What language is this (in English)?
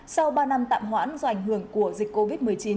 Vietnamese